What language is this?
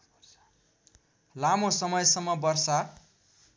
Nepali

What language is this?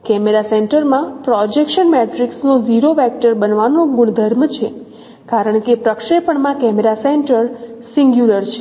Gujarati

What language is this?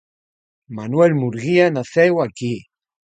Galician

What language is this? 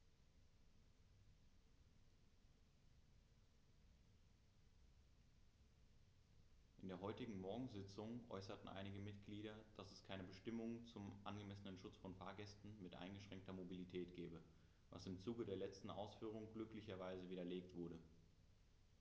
German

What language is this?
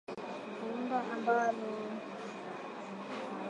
Swahili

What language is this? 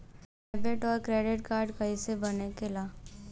Bhojpuri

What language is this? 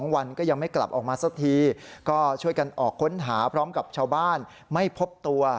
Thai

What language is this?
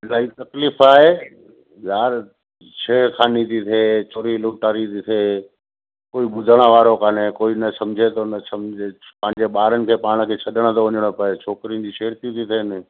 Sindhi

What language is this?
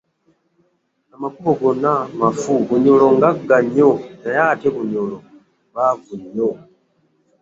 Ganda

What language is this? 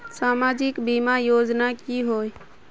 Magahi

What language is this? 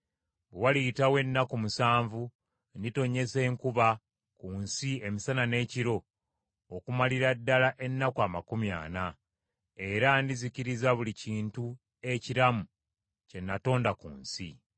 Ganda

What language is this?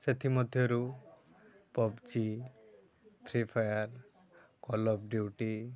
Odia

